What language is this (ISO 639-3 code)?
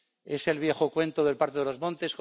spa